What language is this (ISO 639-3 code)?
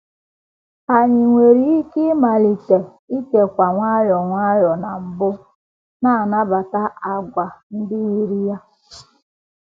ibo